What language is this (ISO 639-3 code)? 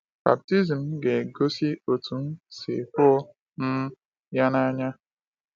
ibo